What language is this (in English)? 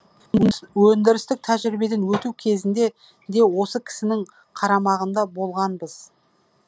Kazakh